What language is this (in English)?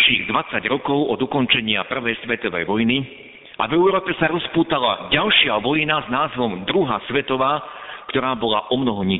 Slovak